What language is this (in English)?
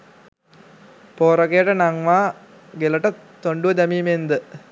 Sinhala